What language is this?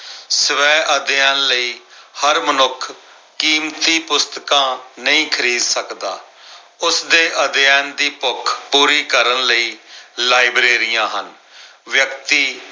Punjabi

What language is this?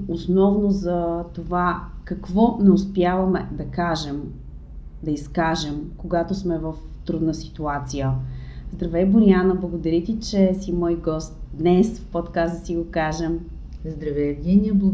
Bulgarian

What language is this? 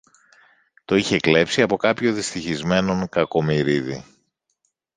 Greek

